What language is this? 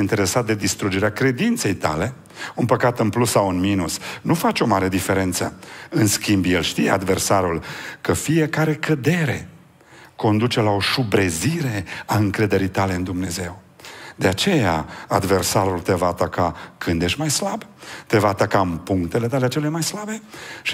Romanian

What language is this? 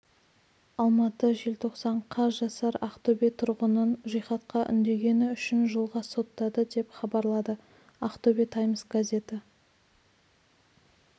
Kazakh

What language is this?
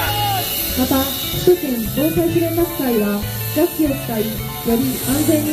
Japanese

